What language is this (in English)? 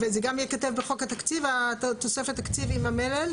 Hebrew